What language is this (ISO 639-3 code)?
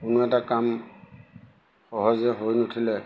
asm